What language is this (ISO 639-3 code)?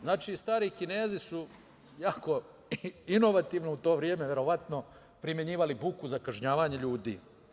srp